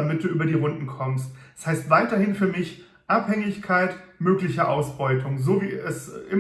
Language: German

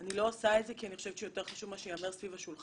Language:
Hebrew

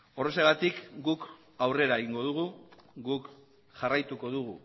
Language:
Basque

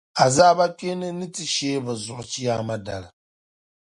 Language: Dagbani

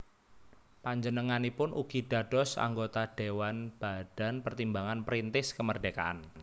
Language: Javanese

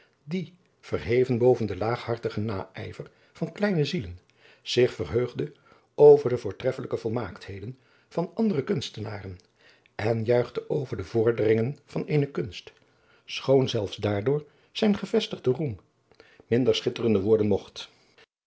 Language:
Dutch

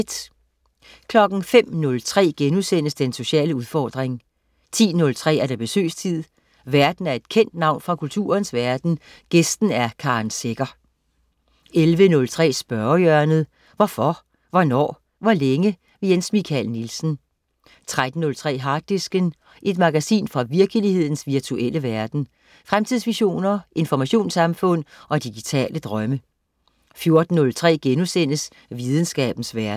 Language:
Danish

